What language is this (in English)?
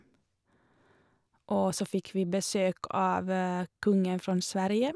Norwegian